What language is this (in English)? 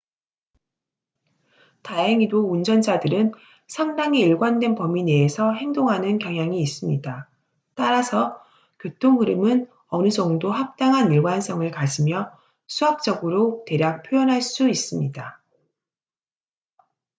Korean